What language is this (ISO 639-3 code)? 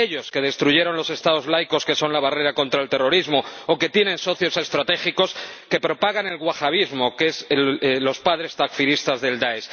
spa